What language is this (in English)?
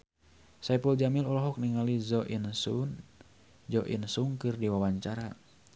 Sundanese